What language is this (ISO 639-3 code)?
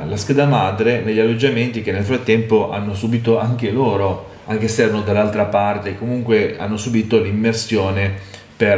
ita